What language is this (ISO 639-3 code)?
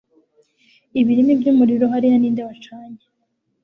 kin